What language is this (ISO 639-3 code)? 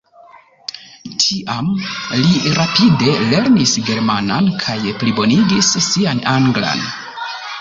epo